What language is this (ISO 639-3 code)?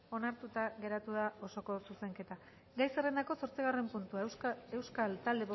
eus